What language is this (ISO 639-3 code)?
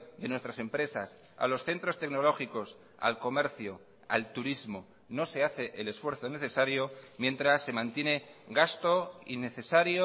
spa